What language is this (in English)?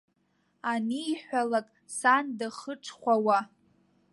Abkhazian